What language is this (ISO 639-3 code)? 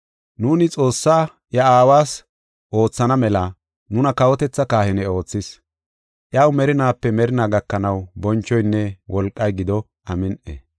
gof